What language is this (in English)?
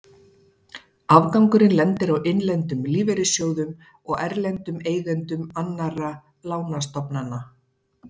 Icelandic